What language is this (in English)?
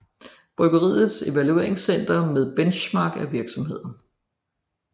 Danish